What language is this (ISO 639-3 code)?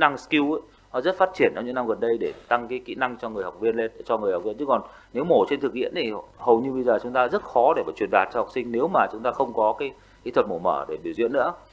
vie